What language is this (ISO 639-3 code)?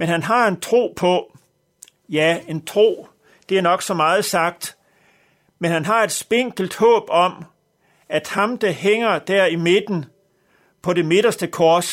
dan